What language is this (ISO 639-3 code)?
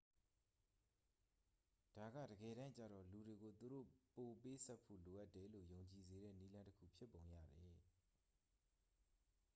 mya